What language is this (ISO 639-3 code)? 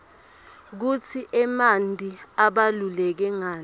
ssw